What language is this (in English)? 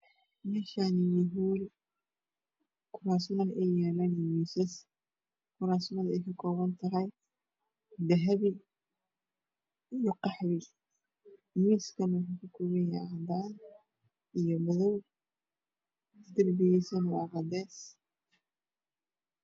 Somali